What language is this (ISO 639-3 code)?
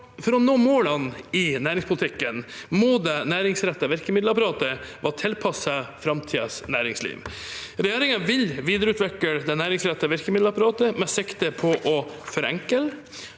nor